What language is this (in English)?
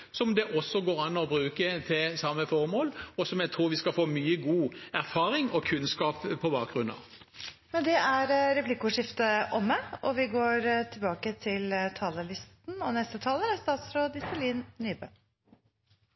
Norwegian